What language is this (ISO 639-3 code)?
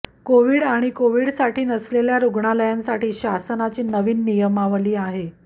mar